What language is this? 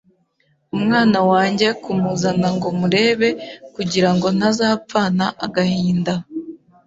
Kinyarwanda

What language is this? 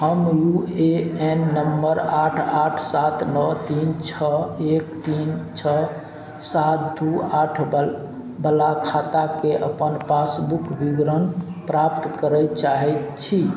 Maithili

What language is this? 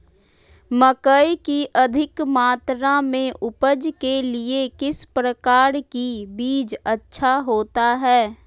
Magahi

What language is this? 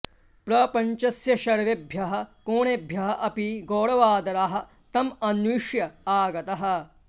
Sanskrit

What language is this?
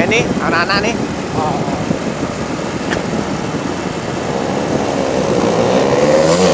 Indonesian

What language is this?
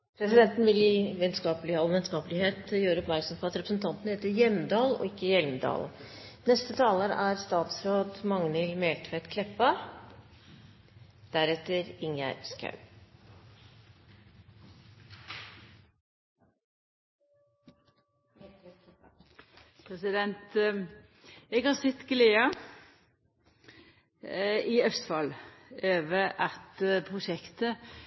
Norwegian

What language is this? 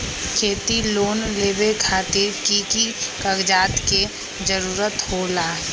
Magahi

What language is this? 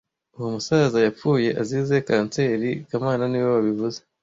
Kinyarwanda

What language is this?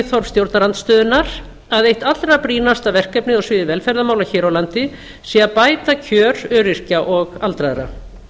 Icelandic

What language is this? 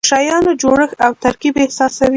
Pashto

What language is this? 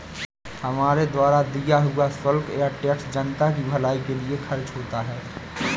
Hindi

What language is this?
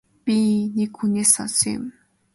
Mongolian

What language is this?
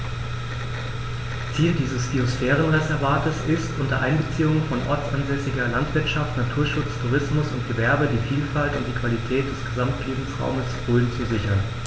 German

